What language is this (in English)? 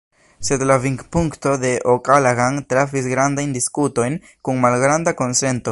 Esperanto